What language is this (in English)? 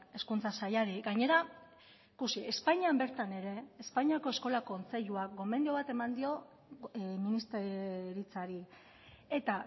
Basque